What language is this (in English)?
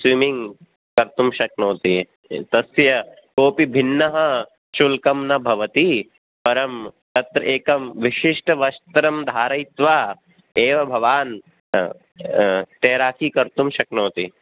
Sanskrit